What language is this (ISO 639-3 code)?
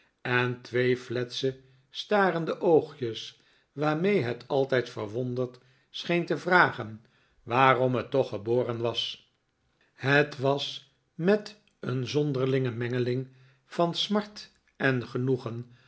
nld